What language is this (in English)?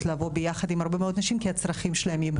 Hebrew